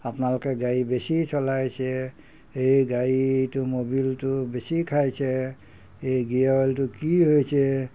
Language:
Assamese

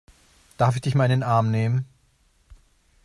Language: German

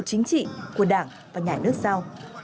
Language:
Vietnamese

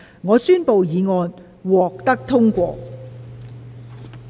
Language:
Cantonese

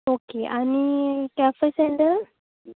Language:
Konkani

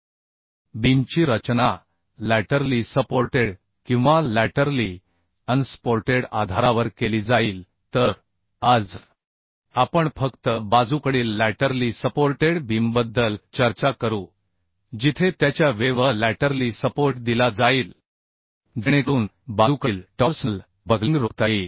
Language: Marathi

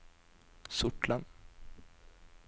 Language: Norwegian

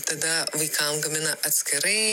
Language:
Lithuanian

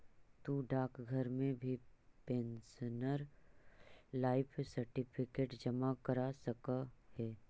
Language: Magahi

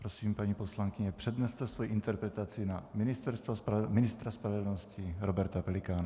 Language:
Czech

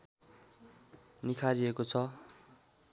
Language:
Nepali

